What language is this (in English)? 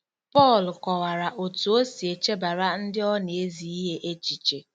Igbo